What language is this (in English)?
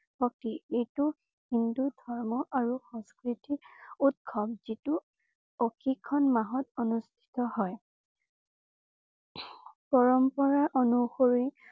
Assamese